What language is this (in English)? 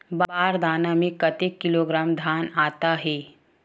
Chhattisgarhi